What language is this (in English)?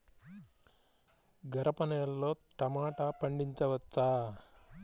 Telugu